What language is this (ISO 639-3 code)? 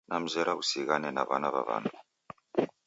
dav